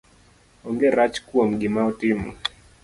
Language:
Luo (Kenya and Tanzania)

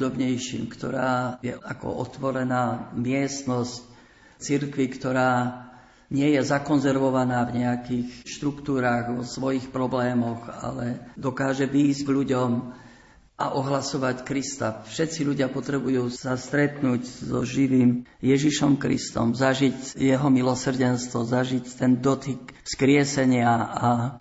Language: Slovak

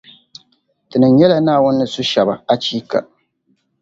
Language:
Dagbani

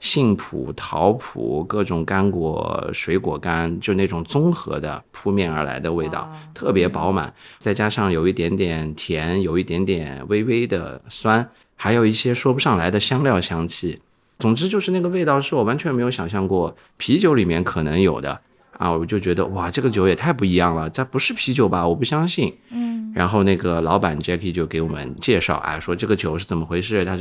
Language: Chinese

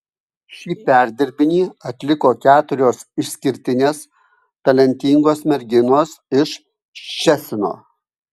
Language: Lithuanian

